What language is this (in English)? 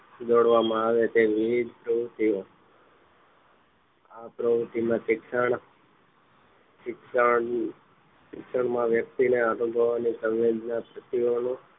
Gujarati